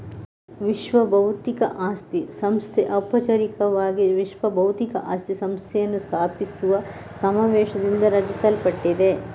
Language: Kannada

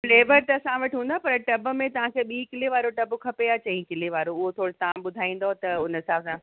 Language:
Sindhi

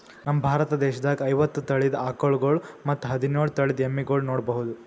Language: Kannada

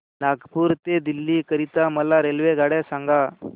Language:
Marathi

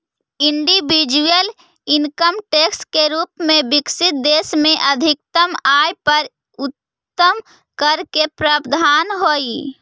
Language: Magahi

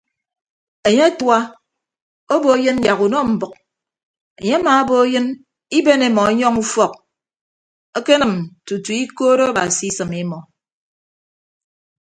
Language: Ibibio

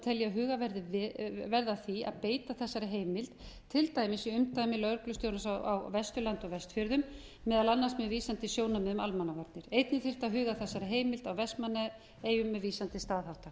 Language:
Icelandic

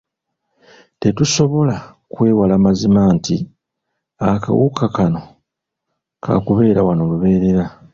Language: Ganda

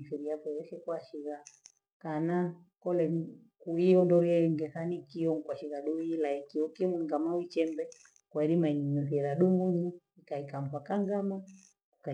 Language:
Gweno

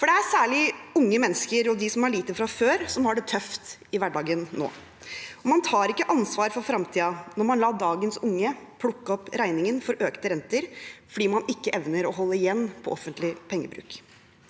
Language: Norwegian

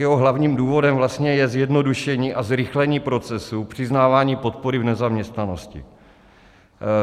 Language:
Czech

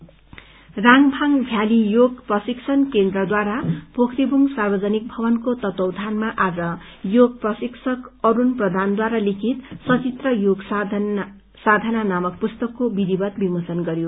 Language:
Nepali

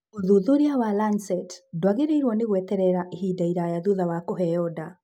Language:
Kikuyu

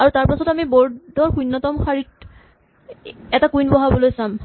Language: Assamese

